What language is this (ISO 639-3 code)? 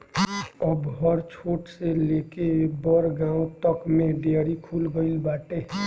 bho